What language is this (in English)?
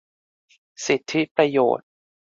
Thai